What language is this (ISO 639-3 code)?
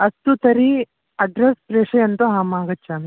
san